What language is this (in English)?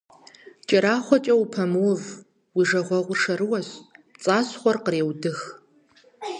Kabardian